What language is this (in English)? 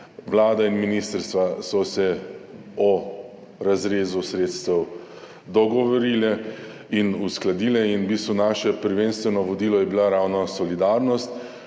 Slovenian